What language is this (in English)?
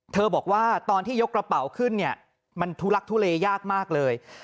Thai